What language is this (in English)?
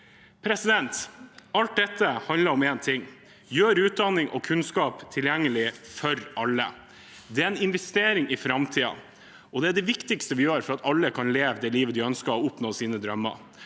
Norwegian